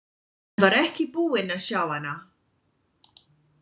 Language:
Icelandic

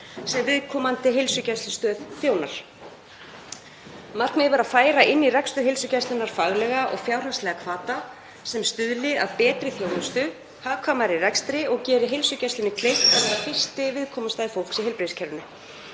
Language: Icelandic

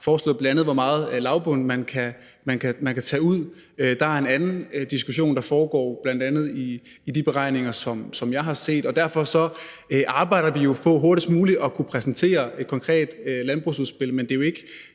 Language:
Danish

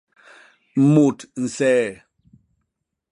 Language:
Basaa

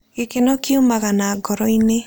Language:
Kikuyu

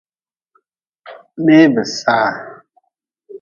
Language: Nawdm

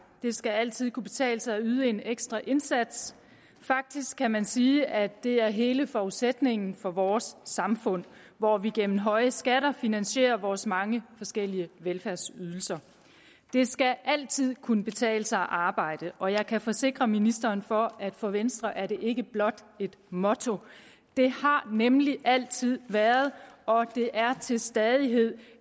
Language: Danish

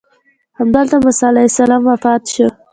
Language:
Pashto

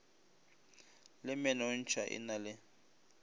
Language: Northern Sotho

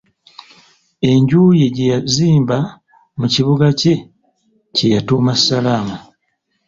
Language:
Ganda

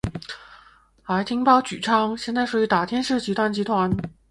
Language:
Chinese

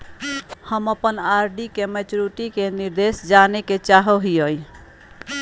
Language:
Magahi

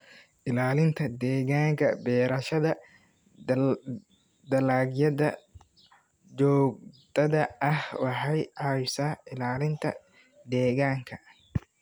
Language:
Somali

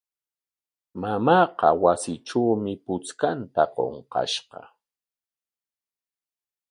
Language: Corongo Ancash Quechua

